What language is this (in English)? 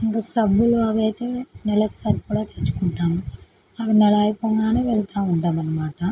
Telugu